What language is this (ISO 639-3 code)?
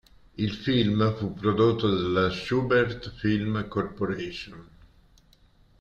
ita